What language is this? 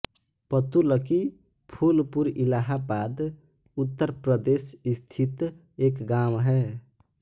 Hindi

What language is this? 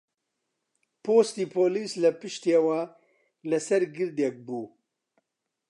Central Kurdish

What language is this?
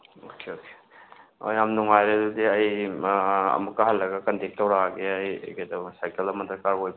Manipuri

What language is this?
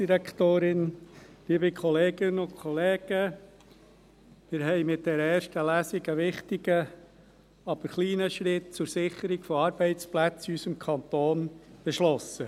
Swiss German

